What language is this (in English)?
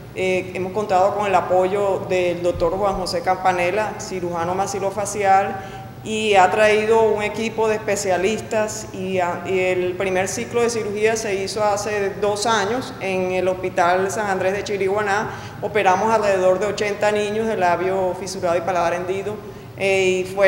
Spanish